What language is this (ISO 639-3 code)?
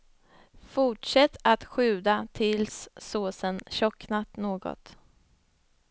swe